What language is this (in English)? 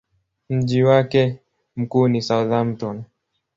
Swahili